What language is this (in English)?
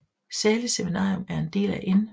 Danish